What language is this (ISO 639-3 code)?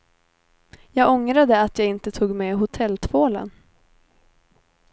swe